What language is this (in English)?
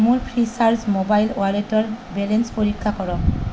Assamese